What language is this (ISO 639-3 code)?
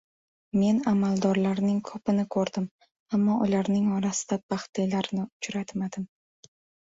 uzb